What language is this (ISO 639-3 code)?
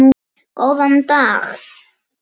isl